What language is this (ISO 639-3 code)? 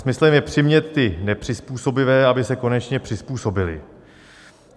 ces